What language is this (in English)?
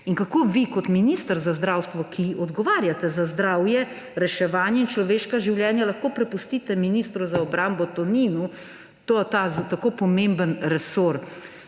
Slovenian